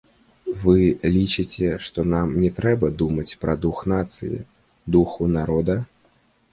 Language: Belarusian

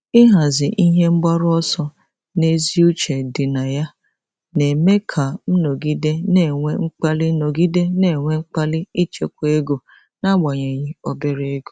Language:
Igbo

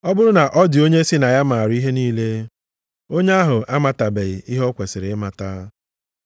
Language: Igbo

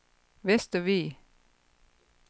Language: Danish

